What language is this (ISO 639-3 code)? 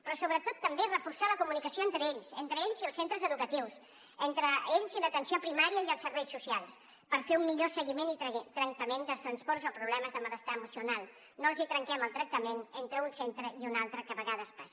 cat